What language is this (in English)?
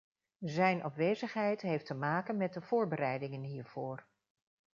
Dutch